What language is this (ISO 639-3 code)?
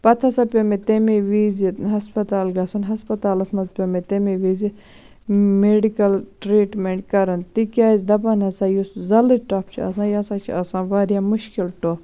kas